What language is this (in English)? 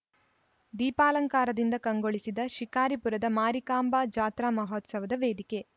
Kannada